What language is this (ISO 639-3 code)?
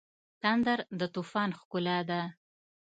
pus